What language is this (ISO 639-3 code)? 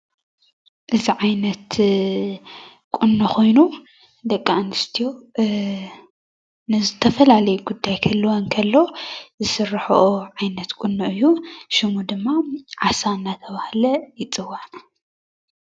tir